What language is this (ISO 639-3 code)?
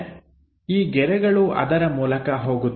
kan